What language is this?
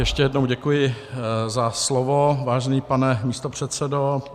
Czech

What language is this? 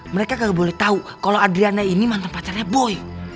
Indonesian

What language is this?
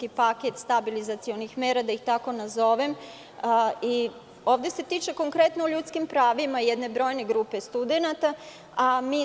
Serbian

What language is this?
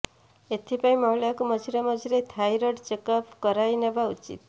Odia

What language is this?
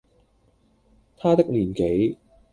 Cantonese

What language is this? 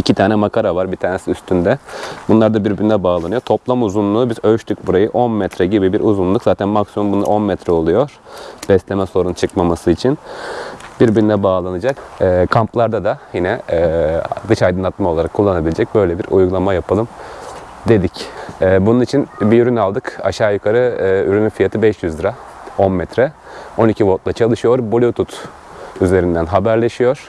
Turkish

